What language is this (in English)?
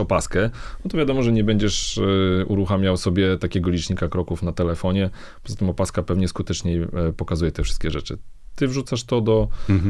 Polish